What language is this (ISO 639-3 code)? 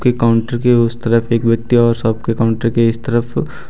hin